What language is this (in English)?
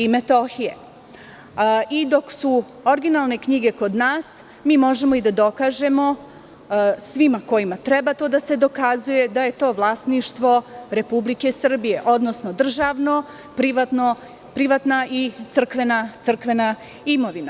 Serbian